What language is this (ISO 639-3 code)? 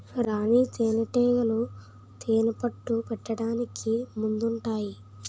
tel